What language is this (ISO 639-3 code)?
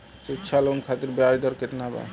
bho